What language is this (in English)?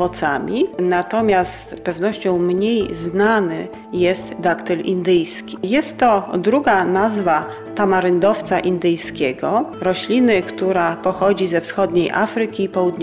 Polish